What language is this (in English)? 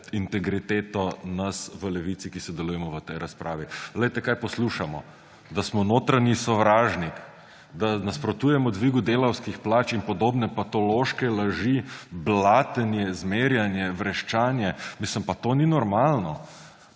Slovenian